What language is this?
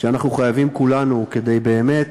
Hebrew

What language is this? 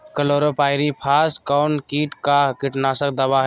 Magahi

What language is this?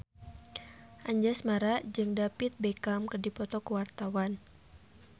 Sundanese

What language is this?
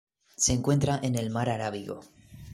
Spanish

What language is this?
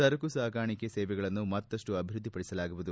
Kannada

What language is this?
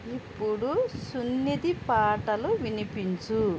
Telugu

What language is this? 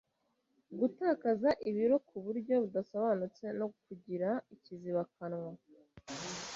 Kinyarwanda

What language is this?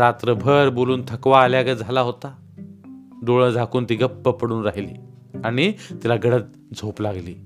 Marathi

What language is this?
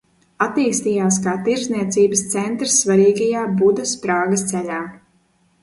Latvian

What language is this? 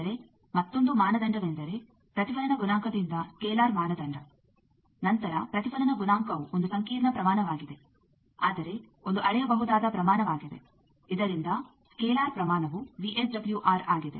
Kannada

